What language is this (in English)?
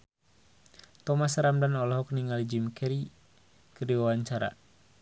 Sundanese